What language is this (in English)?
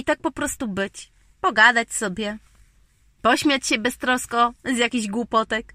Polish